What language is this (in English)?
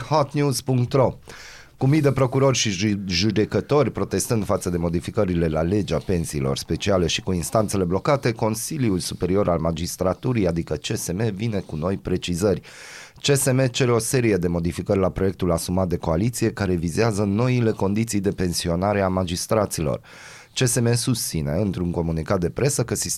Romanian